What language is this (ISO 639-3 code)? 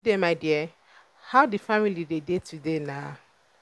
pcm